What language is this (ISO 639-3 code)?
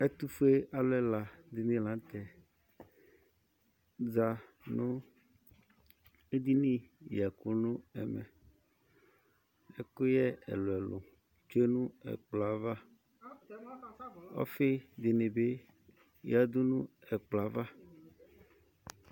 kpo